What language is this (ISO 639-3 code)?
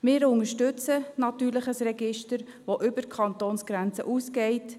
gsw